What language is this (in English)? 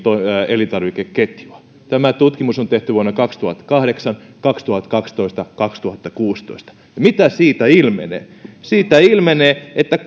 Finnish